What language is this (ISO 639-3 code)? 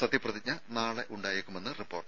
mal